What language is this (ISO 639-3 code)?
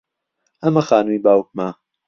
ckb